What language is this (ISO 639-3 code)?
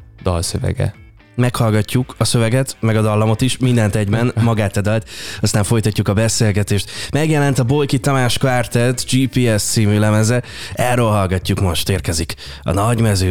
hun